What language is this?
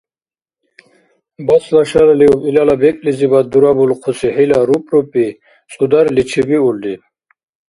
Dargwa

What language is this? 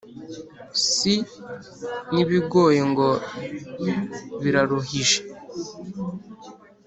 Kinyarwanda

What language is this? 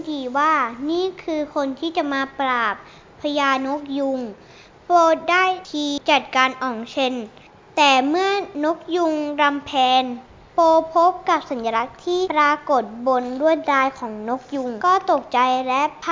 Thai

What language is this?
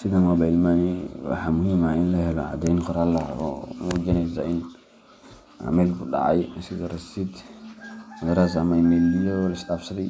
Somali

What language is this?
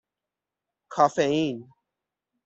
Persian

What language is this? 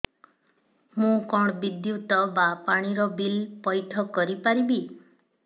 Odia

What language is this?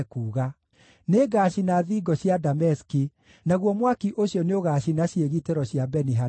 Kikuyu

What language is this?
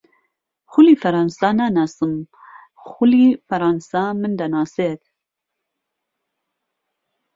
Central Kurdish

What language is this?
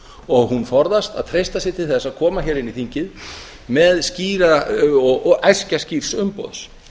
Icelandic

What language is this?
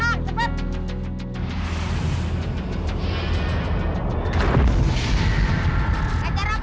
Indonesian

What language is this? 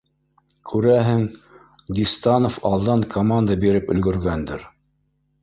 Bashkir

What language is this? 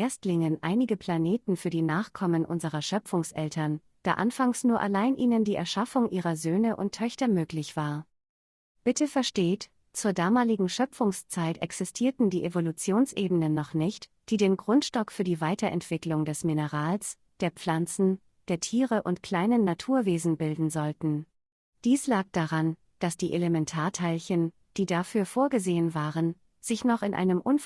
German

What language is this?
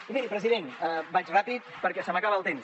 Catalan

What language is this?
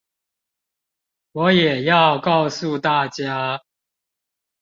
Chinese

